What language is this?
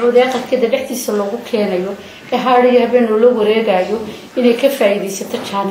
Arabic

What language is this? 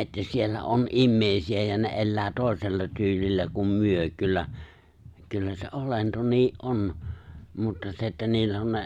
Finnish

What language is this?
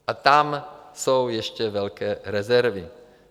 Czech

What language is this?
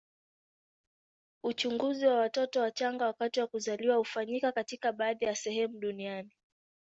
Swahili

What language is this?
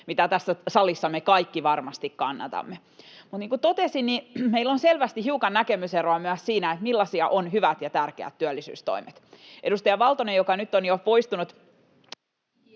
Finnish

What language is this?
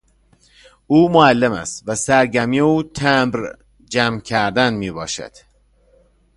Persian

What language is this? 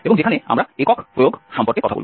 Bangla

